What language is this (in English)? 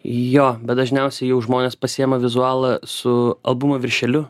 Lithuanian